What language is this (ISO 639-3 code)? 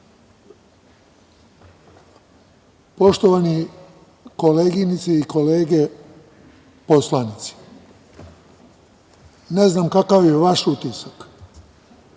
srp